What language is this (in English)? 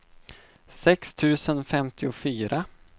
Swedish